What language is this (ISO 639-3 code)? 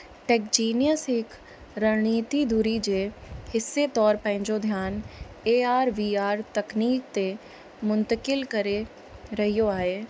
snd